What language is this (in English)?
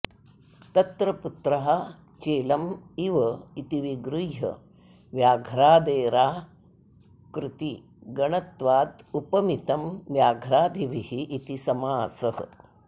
Sanskrit